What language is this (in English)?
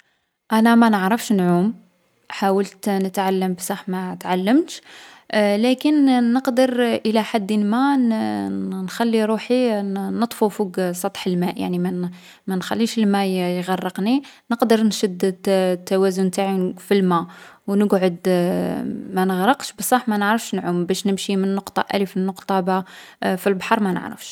Algerian Arabic